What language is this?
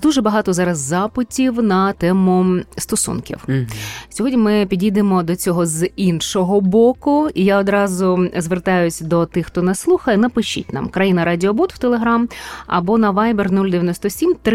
Ukrainian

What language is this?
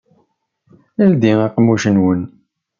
Kabyle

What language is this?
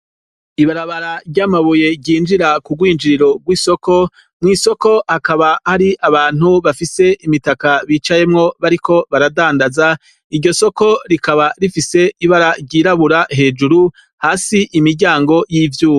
Rundi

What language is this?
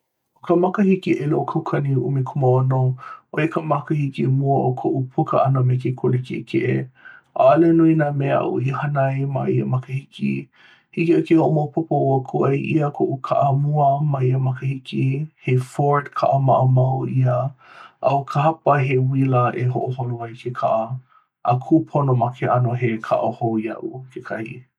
Hawaiian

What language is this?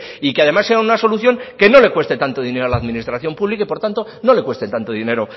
Spanish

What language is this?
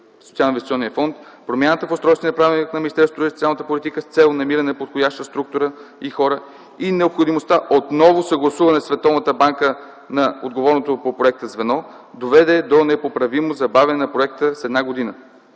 Bulgarian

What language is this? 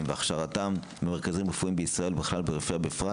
Hebrew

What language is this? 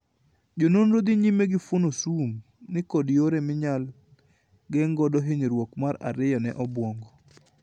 Luo (Kenya and Tanzania)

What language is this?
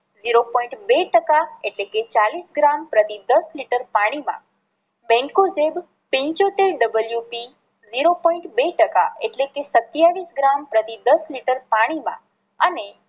Gujarati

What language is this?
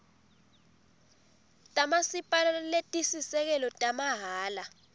Swati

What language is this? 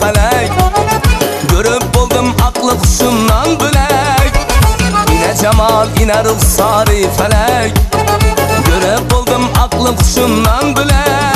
Turkish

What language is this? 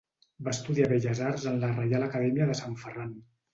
Catalan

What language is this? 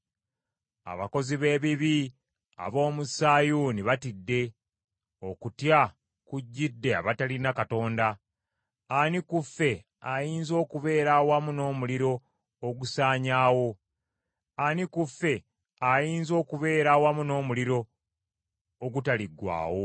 Ganda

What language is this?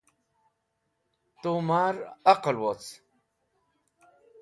Wakhi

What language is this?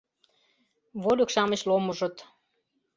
Mari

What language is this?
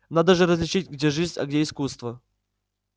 Russian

